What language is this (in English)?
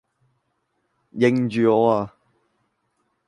Cantonese